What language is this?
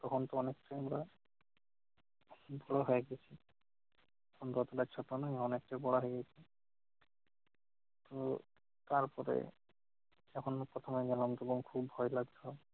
Bangla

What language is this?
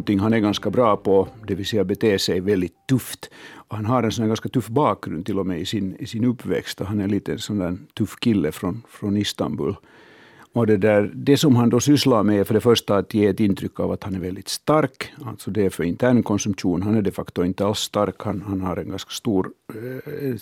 Swedish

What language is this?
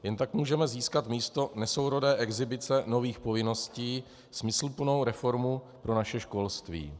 Czech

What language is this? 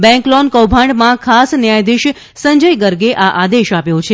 Gujarati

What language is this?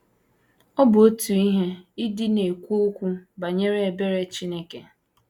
Igbo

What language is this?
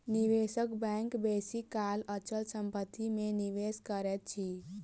Maithili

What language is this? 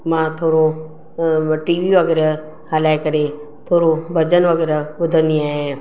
Sindhi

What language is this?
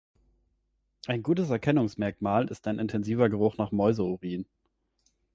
German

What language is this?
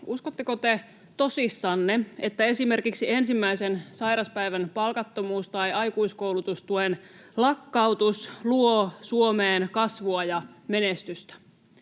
Finnish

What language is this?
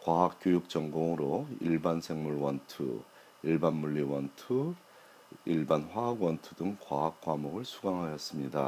Korean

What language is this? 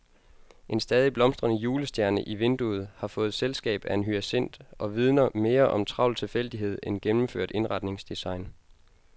Danish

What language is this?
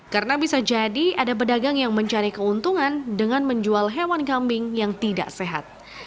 Indonesian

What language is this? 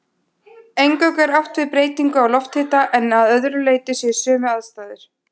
Icelandic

